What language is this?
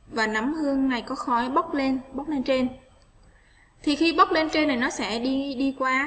Vietnamese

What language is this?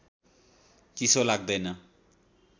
Nepali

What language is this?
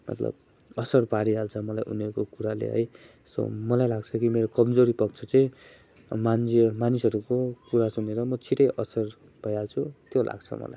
Nepali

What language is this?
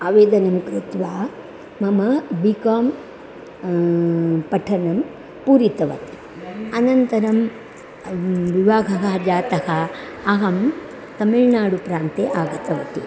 Sanskrit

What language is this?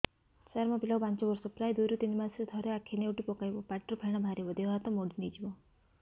Odia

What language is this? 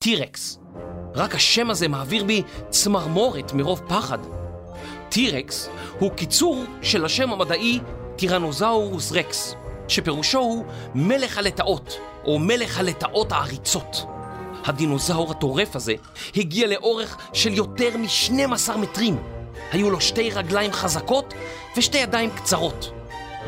Hebrew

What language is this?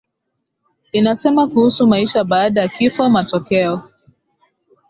Swahili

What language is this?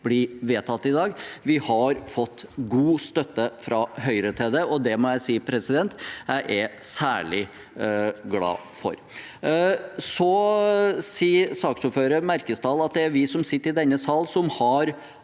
Norwegian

